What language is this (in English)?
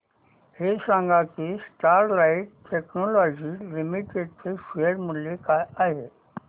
Marathi